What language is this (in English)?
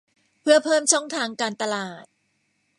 Thai